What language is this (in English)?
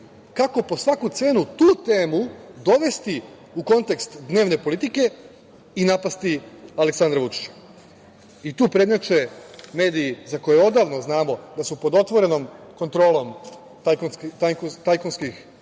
Serbian